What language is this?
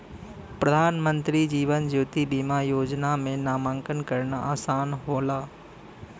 Bhojpuri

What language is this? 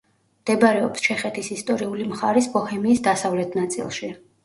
Georgian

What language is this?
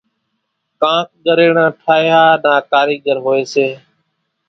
Kachi Koli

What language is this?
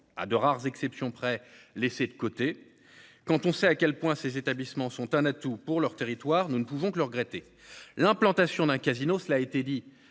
French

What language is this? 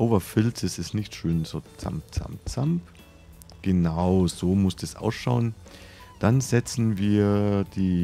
German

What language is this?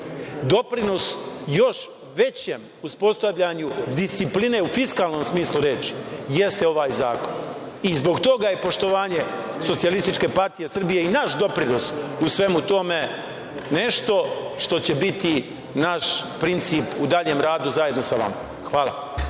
Serbian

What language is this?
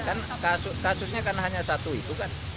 Indonesian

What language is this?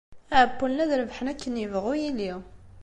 Kabyle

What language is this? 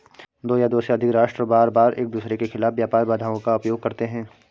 Hindi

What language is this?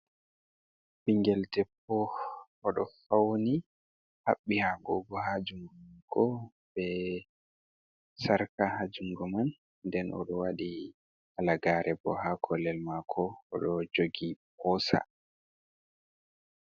Fula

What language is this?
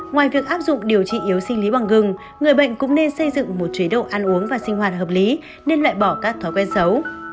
Vietnamese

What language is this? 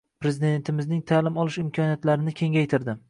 Uzbek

